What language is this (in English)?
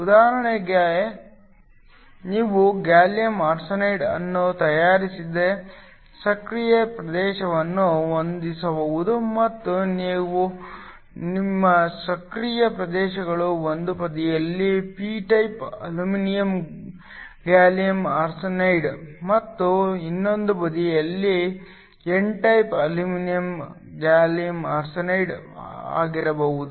Kannada